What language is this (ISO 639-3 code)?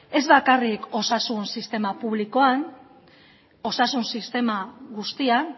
eus